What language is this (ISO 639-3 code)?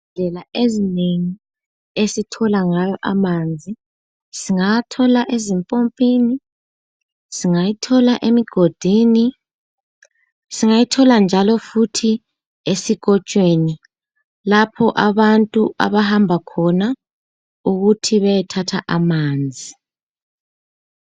nde